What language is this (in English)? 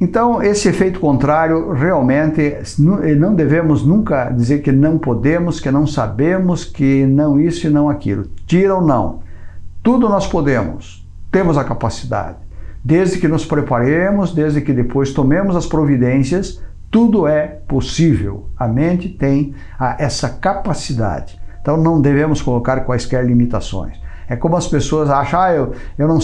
Portuguese